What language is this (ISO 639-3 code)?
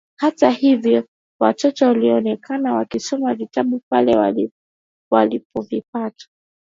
swa